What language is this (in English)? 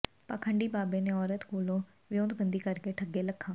Punjabi